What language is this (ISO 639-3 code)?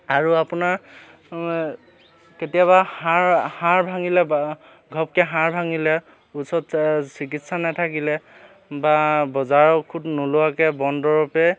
asm